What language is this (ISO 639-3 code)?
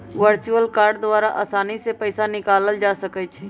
mag